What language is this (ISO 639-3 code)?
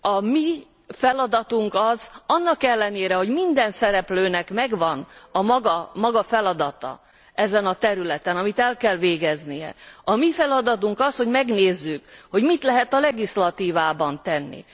hun